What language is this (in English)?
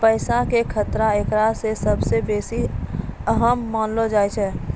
Maithili